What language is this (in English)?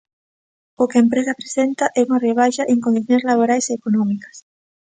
Galician